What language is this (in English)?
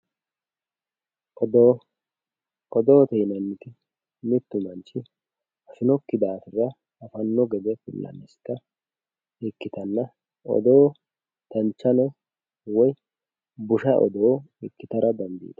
Sidamo